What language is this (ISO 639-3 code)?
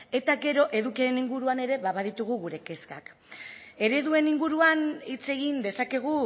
eus